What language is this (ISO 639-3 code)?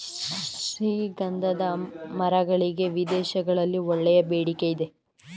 kan